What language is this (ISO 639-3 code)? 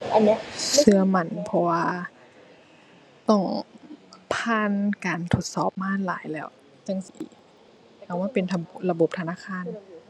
tha